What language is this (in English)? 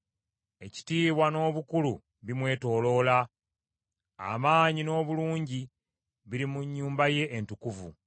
Ganda